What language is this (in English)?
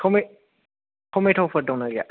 Bodo